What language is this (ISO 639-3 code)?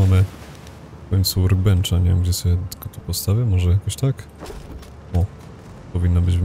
pol